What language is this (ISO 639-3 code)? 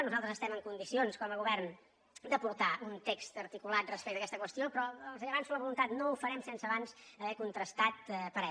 cat